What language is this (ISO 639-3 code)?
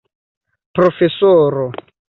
epo